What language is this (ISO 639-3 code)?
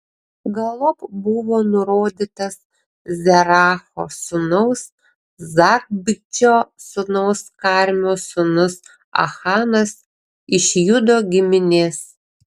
lit